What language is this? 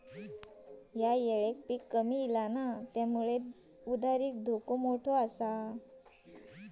Marathi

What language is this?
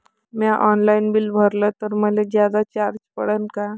Marathi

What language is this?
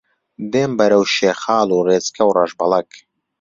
Central Kurdish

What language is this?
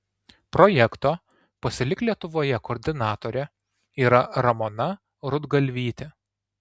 Lithuanian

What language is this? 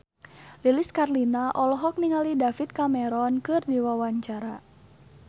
Sundanese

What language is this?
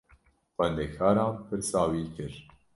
Kurdish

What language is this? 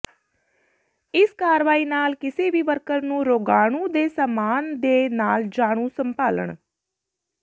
Punjabi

